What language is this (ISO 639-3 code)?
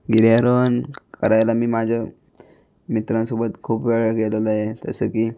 mar